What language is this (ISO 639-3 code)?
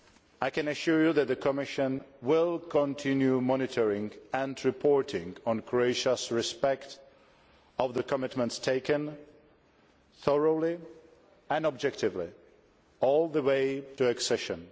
eng